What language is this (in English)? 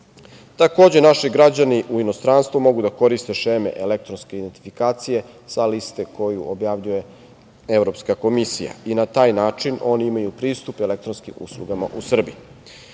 Serbian